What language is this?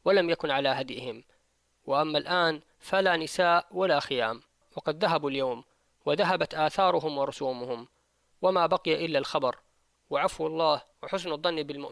Arabic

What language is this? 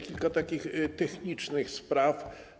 Polish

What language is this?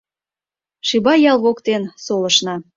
Mari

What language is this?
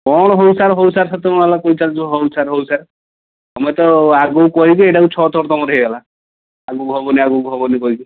Odia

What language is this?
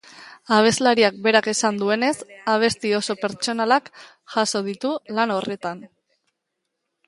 Basque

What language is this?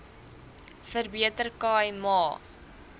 Afrikaans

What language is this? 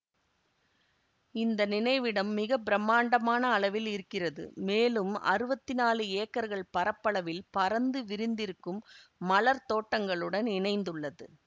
Tamil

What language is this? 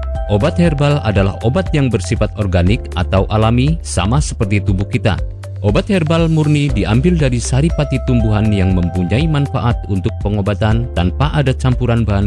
Indonesian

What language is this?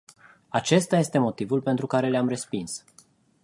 Romanian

